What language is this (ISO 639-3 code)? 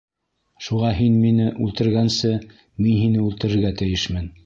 bak